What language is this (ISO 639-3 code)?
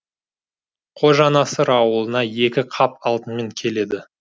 kaz